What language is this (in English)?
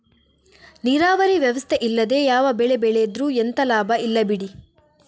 Kannada